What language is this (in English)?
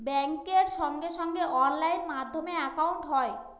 Bangla